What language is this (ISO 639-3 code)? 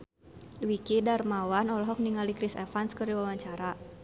sun